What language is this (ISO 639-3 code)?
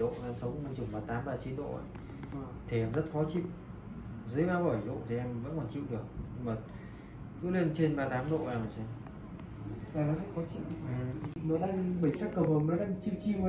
vie